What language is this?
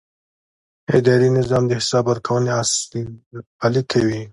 Pashto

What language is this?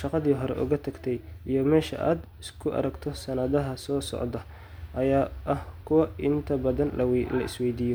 Somali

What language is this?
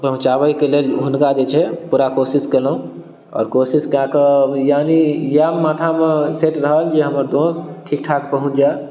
Maithili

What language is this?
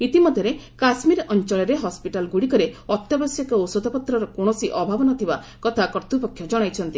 Odia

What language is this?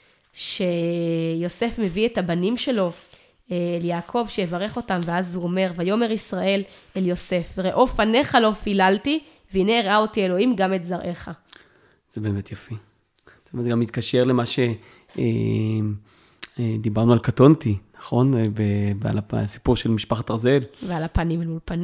Hebrew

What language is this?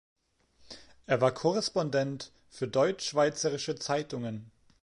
German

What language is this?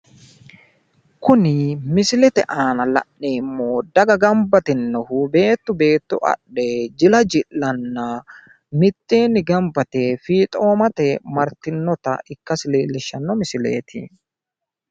Sidamo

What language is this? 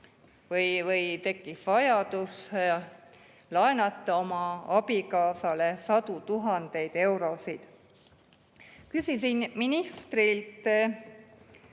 Estonian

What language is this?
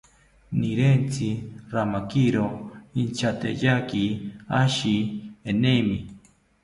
South Ucayali Ashéninka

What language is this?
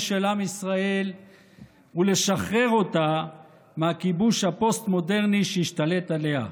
Hebrew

